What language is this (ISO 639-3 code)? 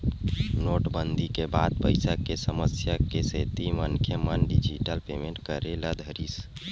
hne